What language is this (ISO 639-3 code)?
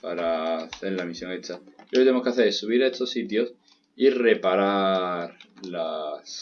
spa